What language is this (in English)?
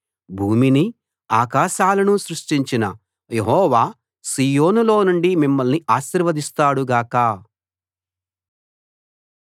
Telugu